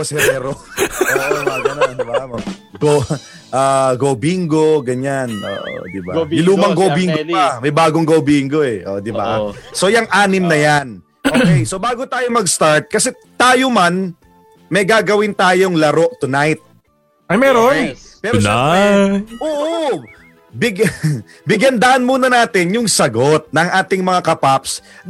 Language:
Filipino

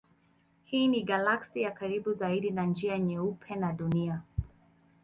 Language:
Swahili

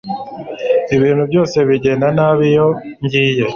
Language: Kinyarwanda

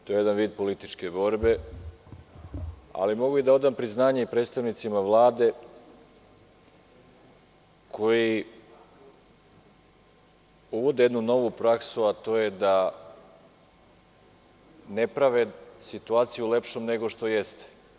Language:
Serbian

